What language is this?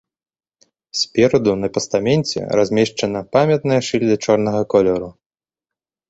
Belarusian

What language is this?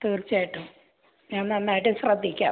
Malayalam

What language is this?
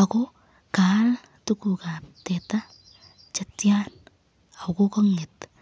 Kalenjin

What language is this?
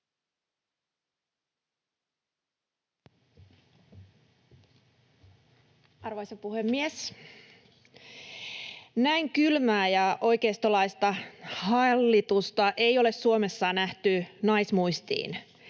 Finnish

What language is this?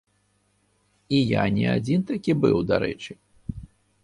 Belarusian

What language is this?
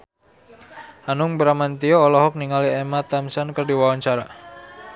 Sundanese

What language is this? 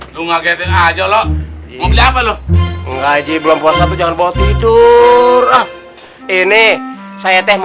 Indonesian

